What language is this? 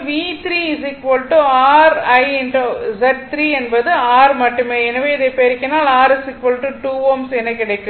Tamil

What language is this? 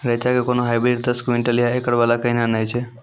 Maithili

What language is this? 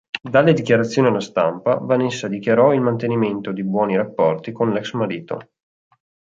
Italian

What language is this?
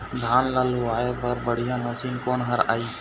Chhattisgarhi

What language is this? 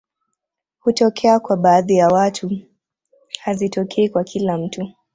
Swahili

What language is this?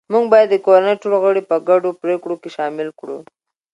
Pashto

